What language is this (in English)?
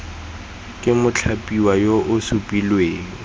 Tswana